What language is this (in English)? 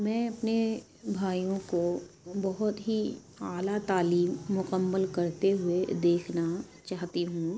Urdu